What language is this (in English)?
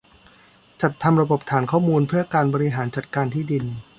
Thai